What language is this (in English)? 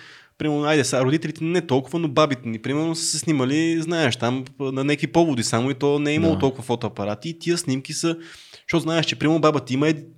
Bulgarian